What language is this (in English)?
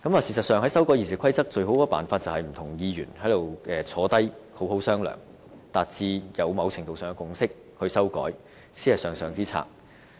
Cantonese